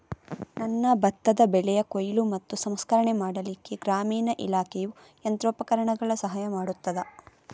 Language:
Kannada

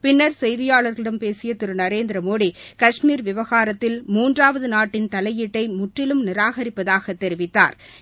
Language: Tamil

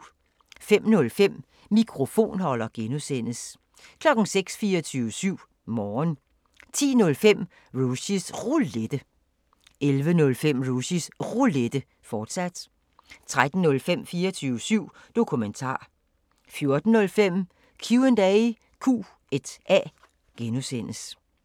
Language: Danish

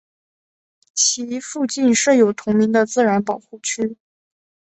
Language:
Chinese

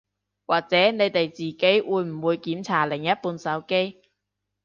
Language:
Cantonese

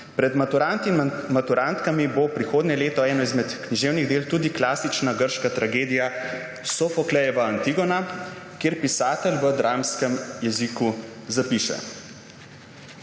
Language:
Slovenian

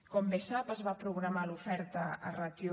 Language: Catalan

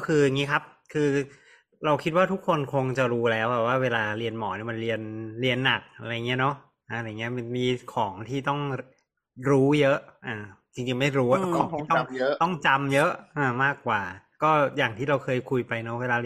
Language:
Thai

